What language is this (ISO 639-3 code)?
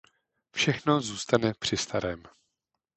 ces